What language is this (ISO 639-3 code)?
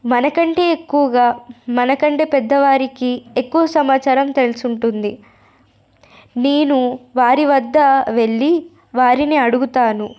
tel